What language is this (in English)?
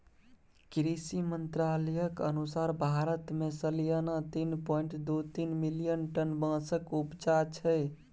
Maithili